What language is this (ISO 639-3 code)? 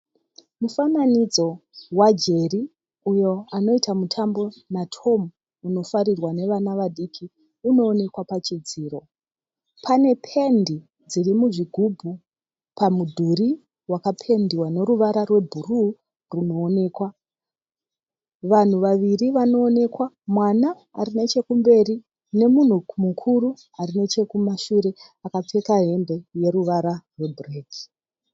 sna